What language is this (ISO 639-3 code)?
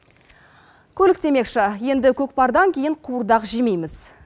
kaz